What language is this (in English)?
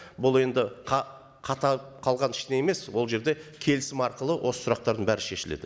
Kazakh